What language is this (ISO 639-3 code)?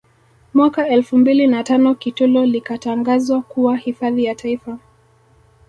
swa